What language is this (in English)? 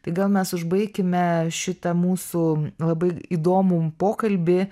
Lithuanian